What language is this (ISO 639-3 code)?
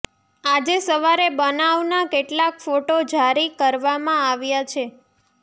guj